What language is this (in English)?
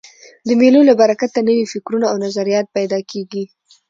Pashto